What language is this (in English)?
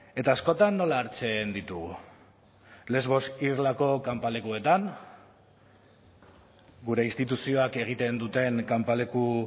Basque